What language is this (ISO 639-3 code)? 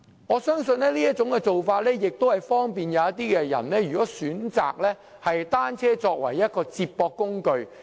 yue